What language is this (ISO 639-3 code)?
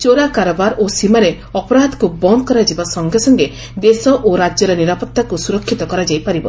ori